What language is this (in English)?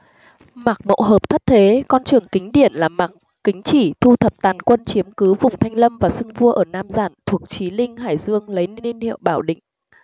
Vietnamese